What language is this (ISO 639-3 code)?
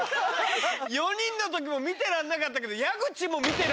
jpn